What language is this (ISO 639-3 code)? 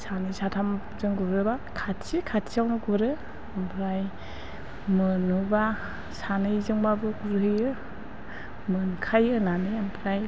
brx